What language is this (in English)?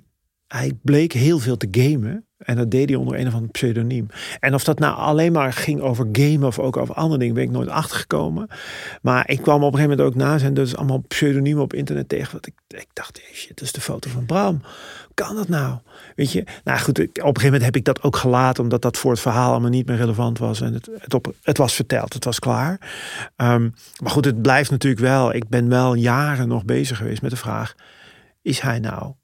Dutch